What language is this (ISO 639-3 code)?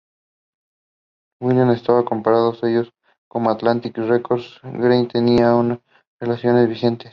spa